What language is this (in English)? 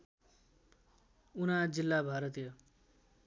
Nepali